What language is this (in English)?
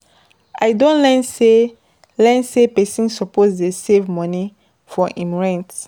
Nigerian Pidgin